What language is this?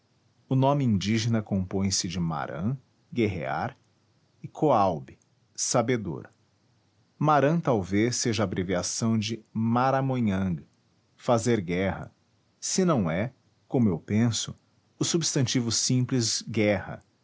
Portuguese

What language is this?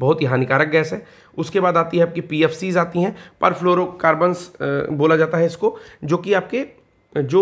Hindi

